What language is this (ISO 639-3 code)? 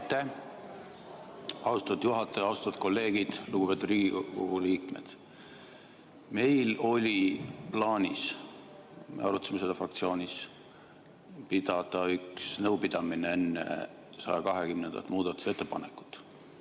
est